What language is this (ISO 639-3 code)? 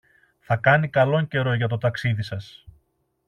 ell